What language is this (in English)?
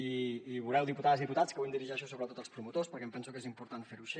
Catalan